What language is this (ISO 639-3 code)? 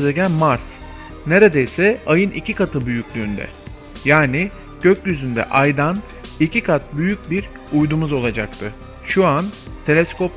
tur